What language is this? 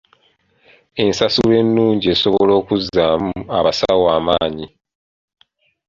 Ganda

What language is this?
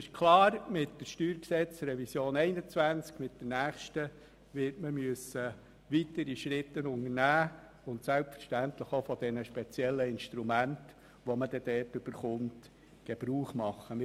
Swiss German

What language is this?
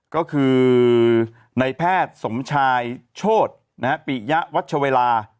Thai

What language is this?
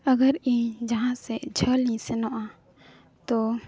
Santali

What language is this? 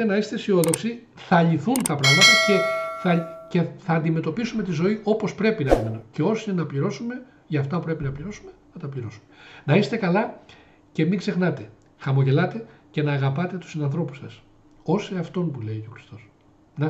Greek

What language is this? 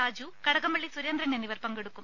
Malayalam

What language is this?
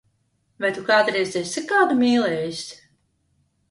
Latvian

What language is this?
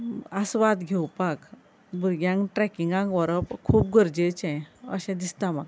Konkani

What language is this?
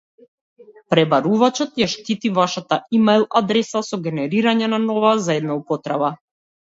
Macedonian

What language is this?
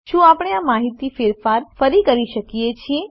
Gujarati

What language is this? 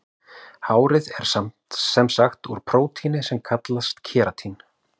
Icelandic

